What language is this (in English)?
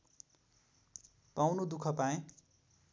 Nepali